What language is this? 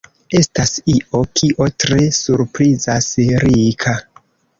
Esperanto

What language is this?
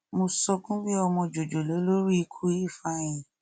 Yoruba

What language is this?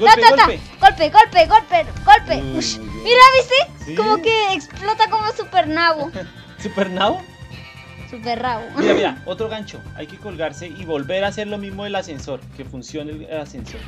Spanish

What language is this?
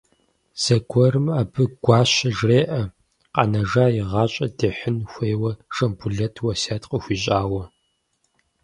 Kabardian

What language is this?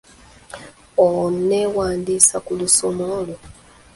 Ganda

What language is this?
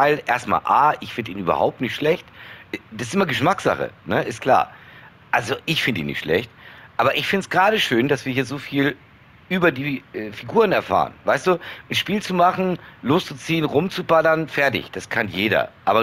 German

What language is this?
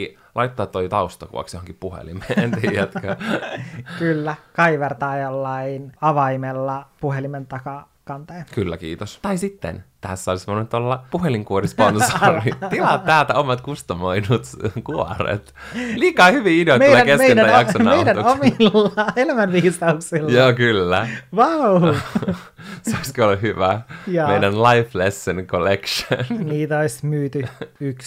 Finnish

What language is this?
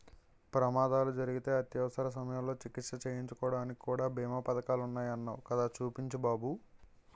Telugu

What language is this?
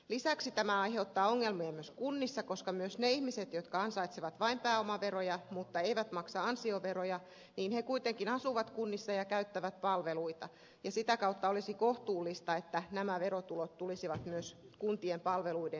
Finnish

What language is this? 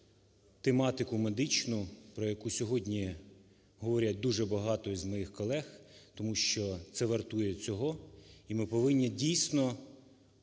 Ukrainian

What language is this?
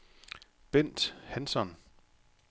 Danish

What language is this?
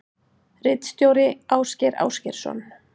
Icelandic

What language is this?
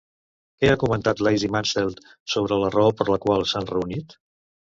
Catalan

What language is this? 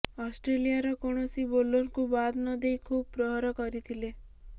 Odia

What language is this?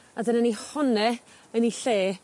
Welsh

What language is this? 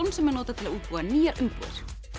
Icelandic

